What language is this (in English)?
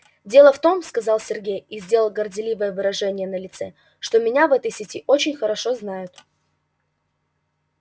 Russian